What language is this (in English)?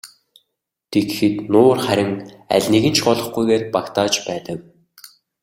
Mongolian